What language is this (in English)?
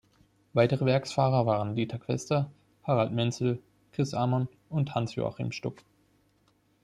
German